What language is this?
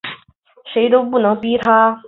Chinese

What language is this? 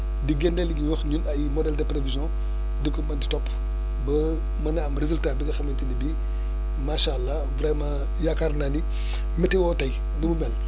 Wolof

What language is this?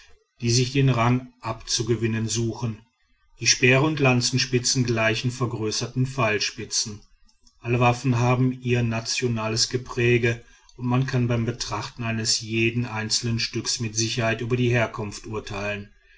German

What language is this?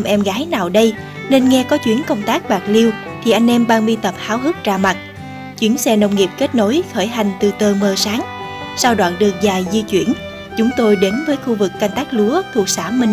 Vietnamese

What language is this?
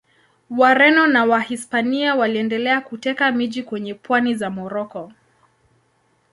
Swahili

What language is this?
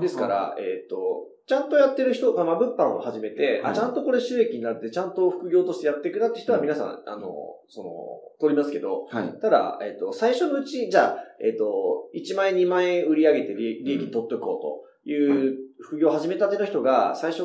Japanese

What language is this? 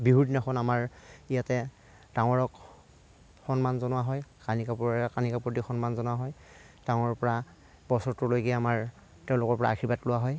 Assamese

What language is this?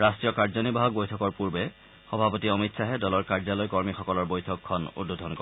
Assamese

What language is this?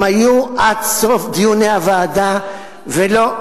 Hebrew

